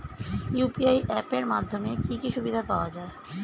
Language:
Bangla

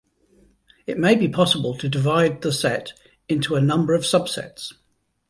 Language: English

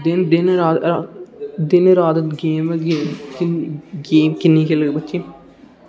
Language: Dogri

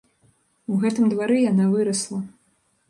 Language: Belarusian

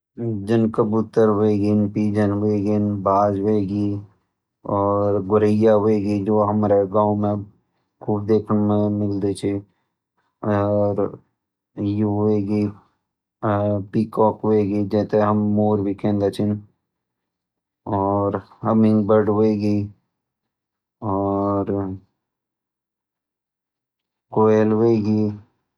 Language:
Garhwali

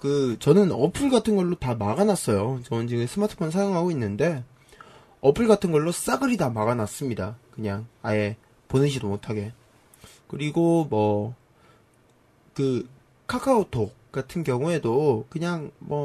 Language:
Korean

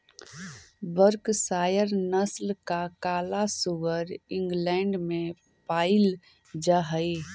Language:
Magahi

